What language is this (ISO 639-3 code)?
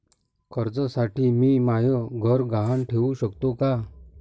mar